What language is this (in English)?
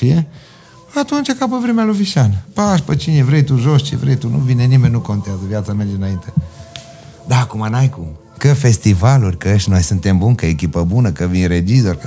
Romanian